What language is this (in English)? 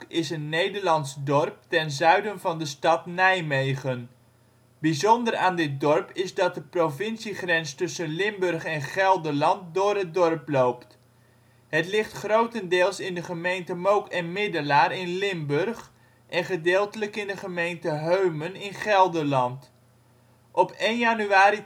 Dutch